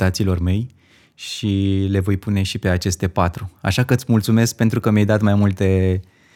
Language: Romanian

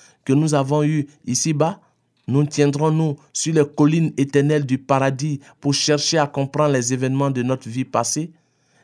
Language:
French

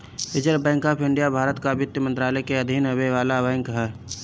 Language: Bhojpuri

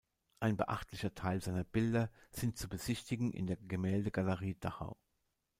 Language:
German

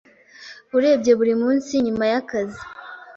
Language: Kinyarwanda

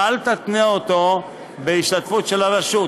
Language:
Hebrew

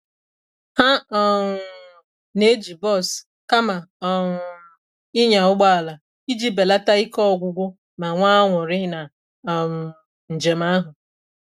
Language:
Igbo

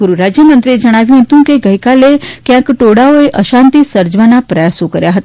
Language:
Gujarati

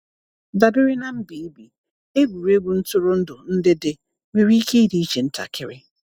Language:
Igbo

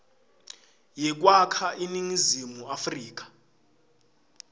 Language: Swati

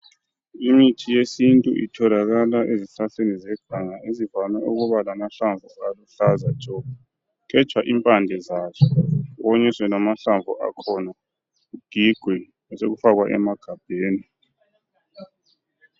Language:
North Ndebele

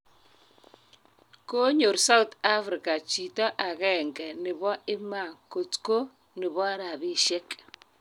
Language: Kalenjin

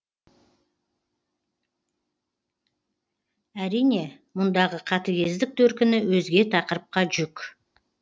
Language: Kazakh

